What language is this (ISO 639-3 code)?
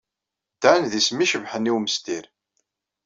kab